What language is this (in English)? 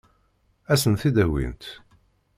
Kabyle